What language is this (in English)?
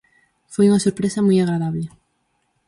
Galician